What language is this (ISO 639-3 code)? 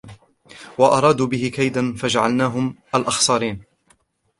ara